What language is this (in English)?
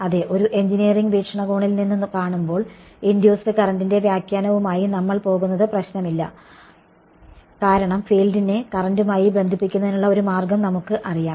Malayalam